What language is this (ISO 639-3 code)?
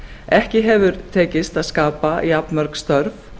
isl